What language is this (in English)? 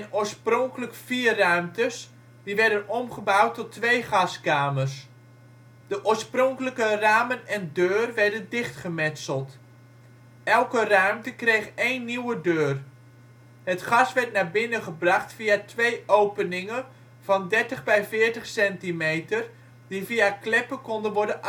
Dutch